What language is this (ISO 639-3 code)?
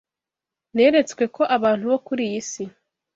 kin